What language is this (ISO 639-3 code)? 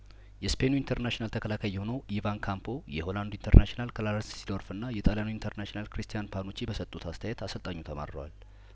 amh